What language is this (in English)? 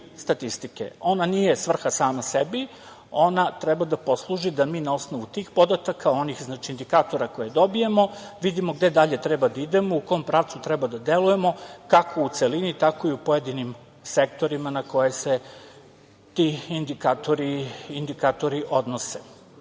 Serbian